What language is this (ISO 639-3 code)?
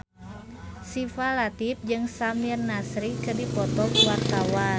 sun